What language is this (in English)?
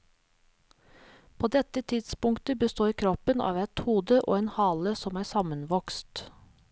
Norwegian